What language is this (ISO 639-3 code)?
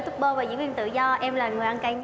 vie